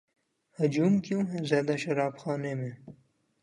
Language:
Urdu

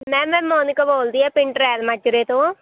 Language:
Punjabi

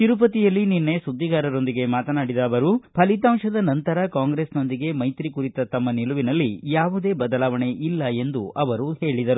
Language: Kannada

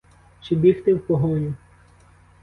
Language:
Ukrainian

